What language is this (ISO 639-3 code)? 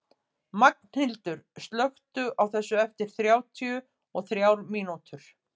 isl